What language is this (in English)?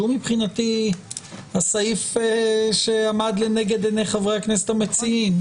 Hebrew